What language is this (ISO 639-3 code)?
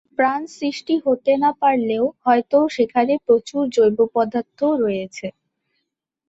ben